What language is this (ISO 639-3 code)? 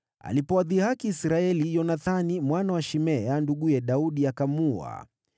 swa